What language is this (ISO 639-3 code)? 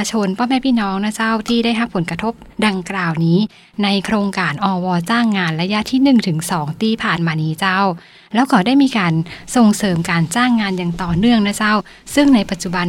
tha